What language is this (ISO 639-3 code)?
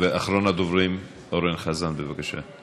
heb